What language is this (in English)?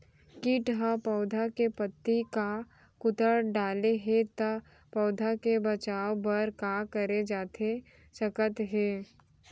Chhattisgarhi